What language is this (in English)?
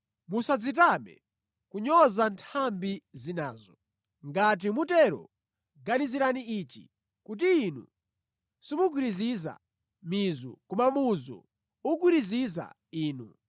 Nyanja